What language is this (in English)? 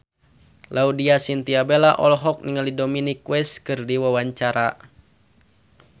Sundanese